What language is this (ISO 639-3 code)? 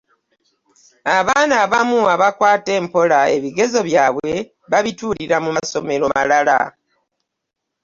lug